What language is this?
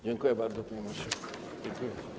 Polish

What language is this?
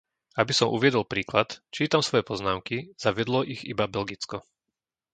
Slovak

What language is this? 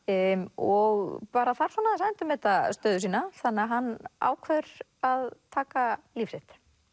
Icelandic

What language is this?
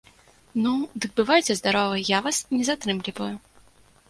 Belarusian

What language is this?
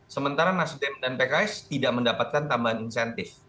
Indonesian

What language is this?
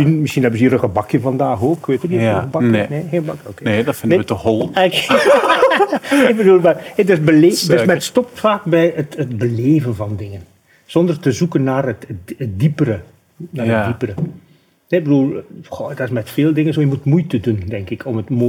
Dutch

